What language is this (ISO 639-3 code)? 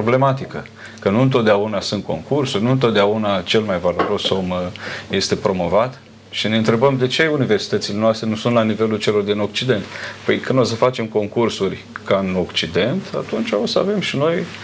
ron